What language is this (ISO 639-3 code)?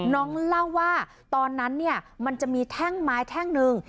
tha